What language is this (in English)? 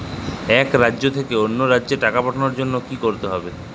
Bangla